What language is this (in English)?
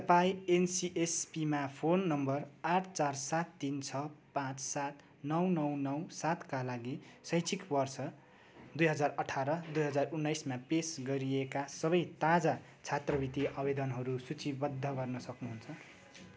Nepali